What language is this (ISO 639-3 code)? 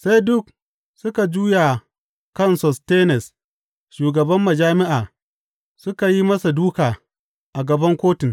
hau